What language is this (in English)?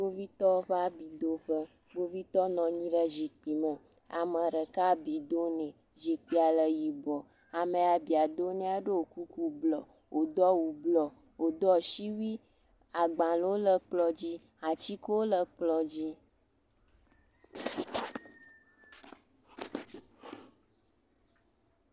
Ewe